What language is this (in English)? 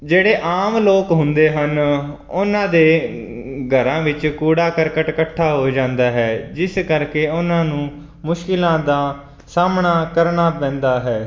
Punjabi